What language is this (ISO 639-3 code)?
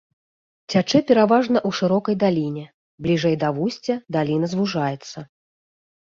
bel